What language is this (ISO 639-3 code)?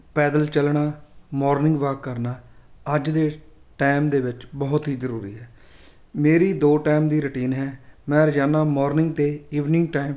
pan